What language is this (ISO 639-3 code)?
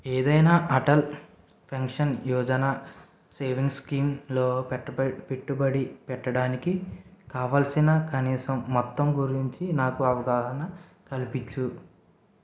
tel